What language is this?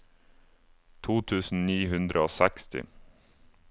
Norwegian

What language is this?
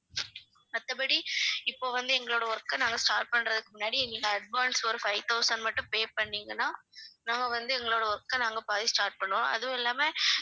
Tamil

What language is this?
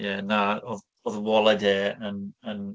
Welsh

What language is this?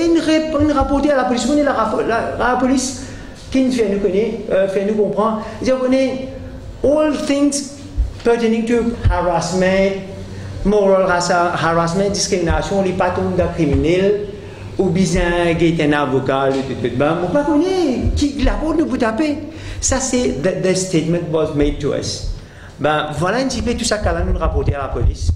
French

